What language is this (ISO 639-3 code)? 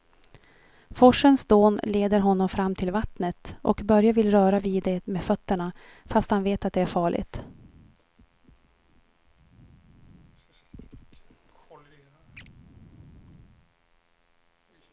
swe